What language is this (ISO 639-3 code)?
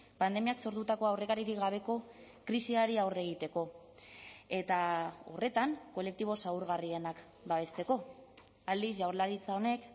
eus